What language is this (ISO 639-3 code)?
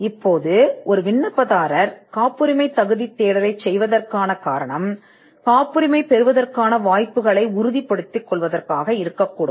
tam